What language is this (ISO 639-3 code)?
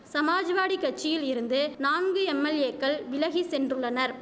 tam